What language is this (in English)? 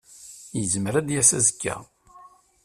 Kabyle